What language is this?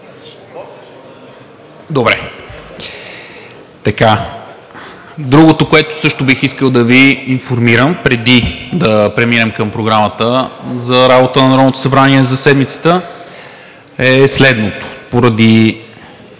Bulgarian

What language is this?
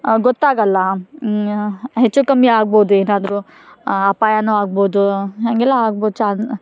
Kannada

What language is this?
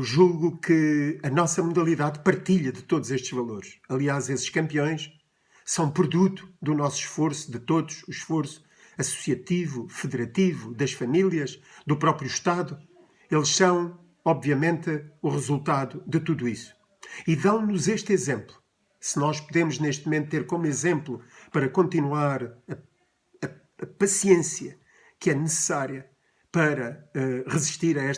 Portuguese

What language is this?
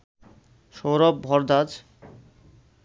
Bangla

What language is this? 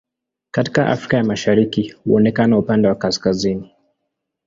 Swahili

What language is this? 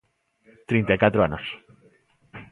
Galician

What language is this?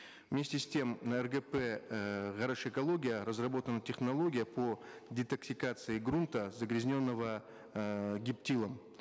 Kazakh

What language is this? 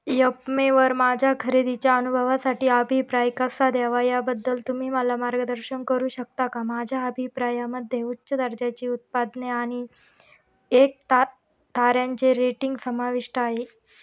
Marathi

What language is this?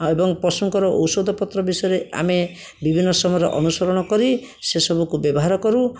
Odia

